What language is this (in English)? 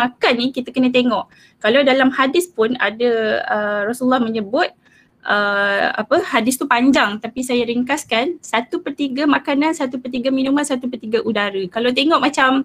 Malay